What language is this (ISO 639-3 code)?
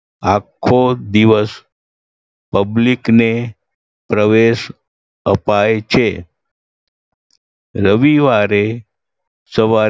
guj